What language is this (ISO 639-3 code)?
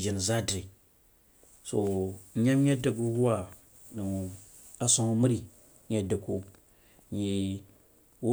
juo